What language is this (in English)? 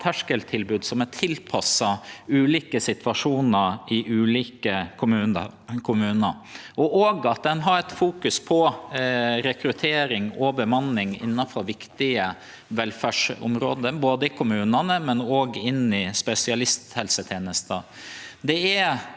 Norwegian